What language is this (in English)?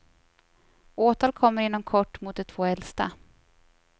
Swedish